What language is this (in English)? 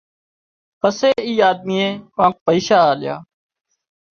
Wadiyara Koli